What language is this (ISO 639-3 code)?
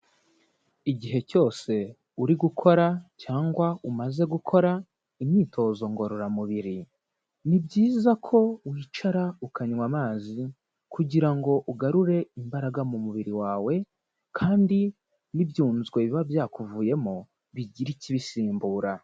kin